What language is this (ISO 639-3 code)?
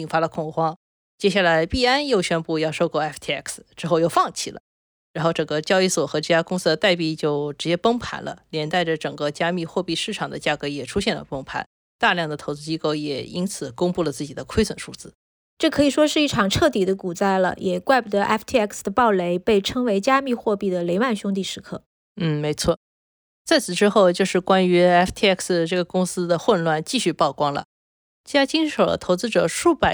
zho